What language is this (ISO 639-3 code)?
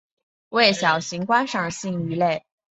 zho